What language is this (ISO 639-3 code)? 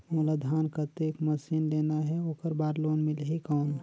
hne